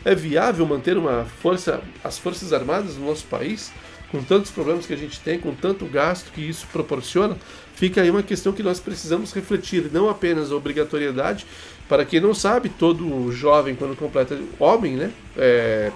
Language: Portuguese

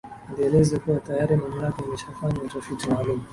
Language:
Swahili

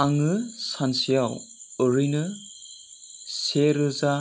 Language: Bodo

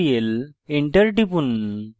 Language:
Bangla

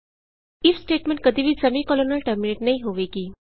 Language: Punjabi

